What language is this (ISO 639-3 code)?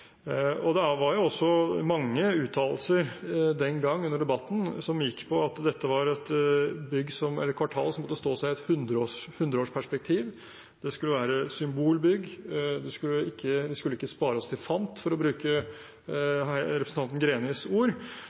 nob